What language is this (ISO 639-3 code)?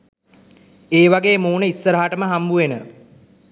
sin